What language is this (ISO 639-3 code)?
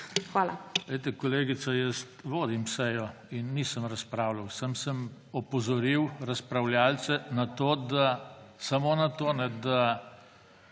slv